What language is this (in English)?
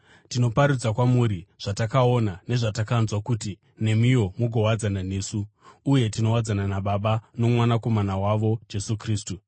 Shona